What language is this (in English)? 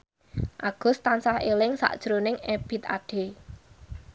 Javanese